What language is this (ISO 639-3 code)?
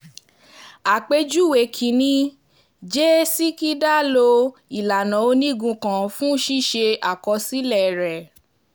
yor